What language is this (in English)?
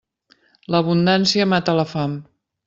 Catalan